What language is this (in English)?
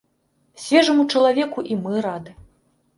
Belarusian